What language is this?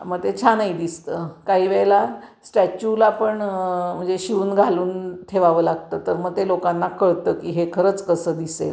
Marathi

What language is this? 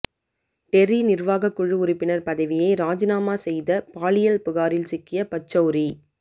Tamil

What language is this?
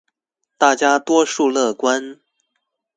Chinese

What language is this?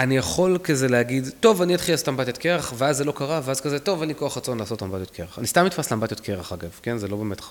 Hebrew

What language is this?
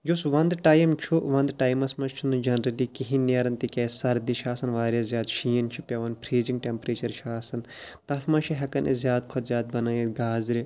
Kashmiri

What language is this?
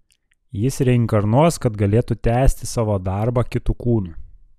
Lithuanian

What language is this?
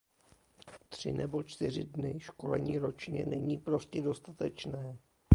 Czech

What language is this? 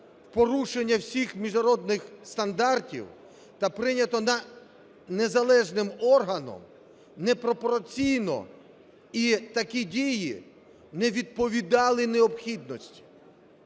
Ukrainian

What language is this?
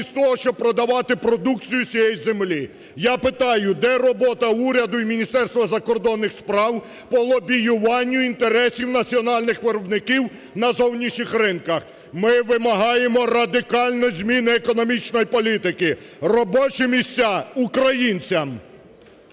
Ukrainian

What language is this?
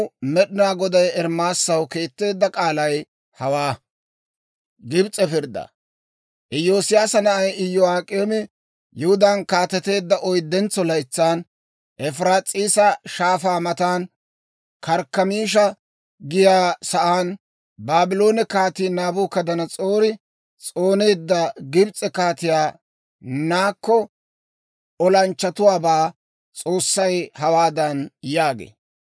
Dawro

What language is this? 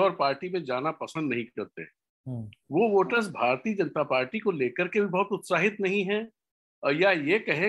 Hindi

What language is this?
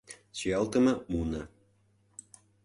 Mari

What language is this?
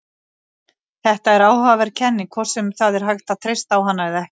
Icelandic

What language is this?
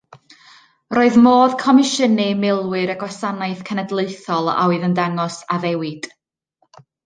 Welsh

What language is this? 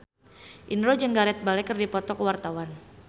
Sundanese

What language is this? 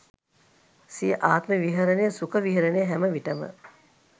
Sinhala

